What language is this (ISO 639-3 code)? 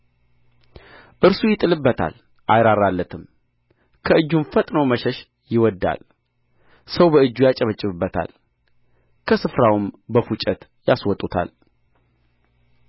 amh